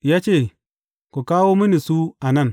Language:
Hausa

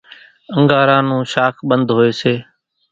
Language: Kachi Koli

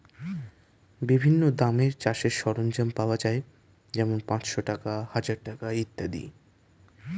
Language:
Bangla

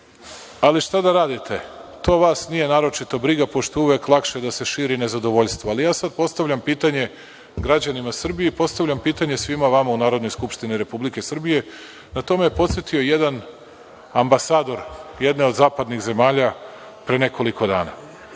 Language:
Serbian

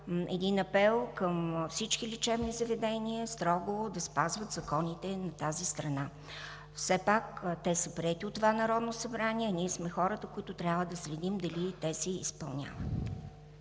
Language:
Bulgarian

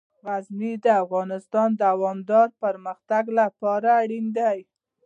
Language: Pashto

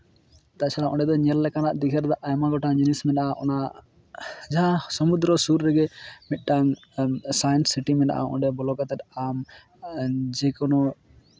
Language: Santali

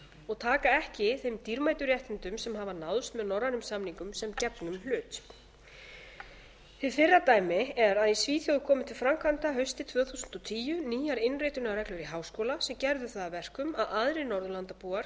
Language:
Icelandic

